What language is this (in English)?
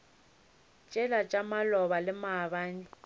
Northern Sotho